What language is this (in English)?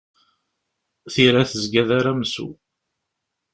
Kabyle